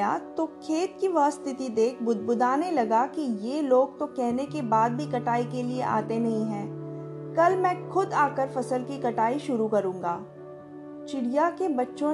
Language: Hindi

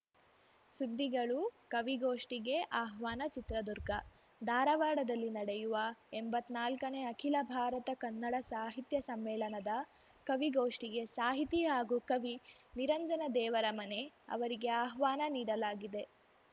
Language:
Kannada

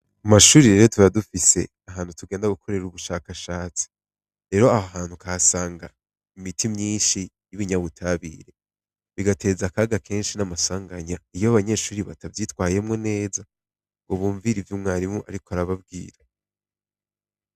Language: Rundi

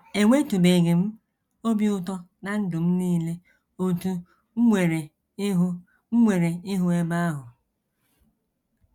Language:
Igbo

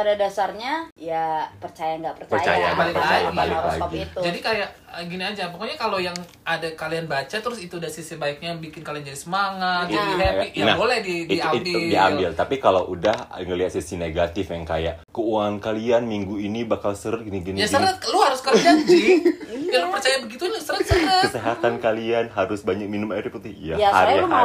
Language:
Indonesian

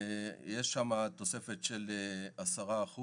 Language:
Hebrew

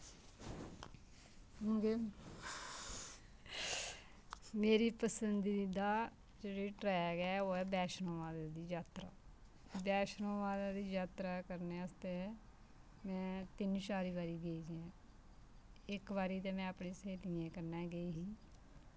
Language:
Dogri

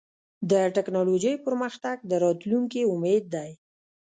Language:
Pashto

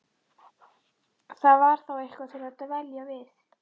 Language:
Icelandic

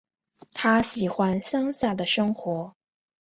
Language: Chinese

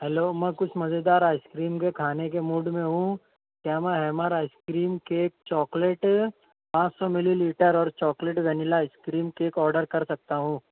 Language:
Urdu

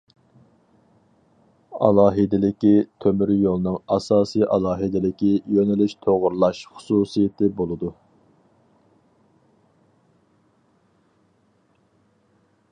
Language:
Uyghur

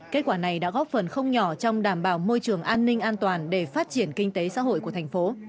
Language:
Vietnamese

